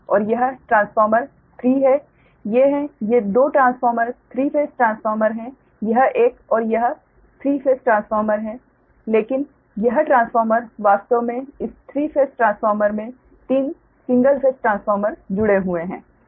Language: Hindi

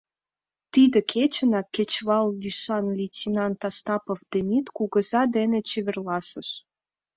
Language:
Mari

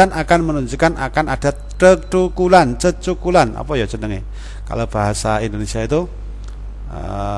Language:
Indonesian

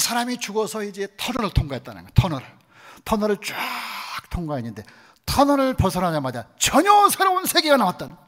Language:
Korean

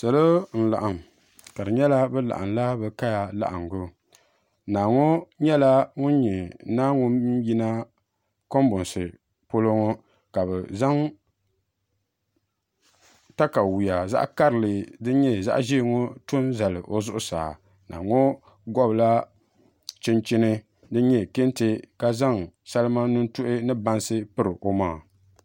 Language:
Dagbani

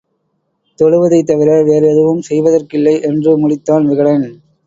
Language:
Tamil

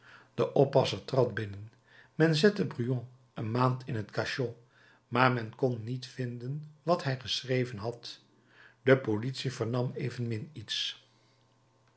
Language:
Dutch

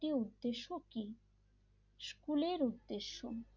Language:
Bangla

